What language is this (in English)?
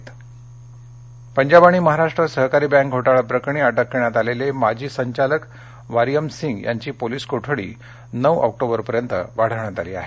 Marathi